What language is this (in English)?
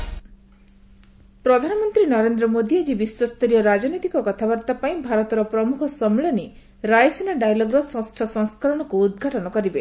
Odia